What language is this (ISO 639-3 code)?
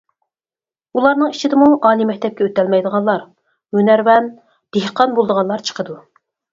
uig